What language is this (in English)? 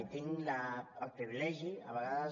Catalan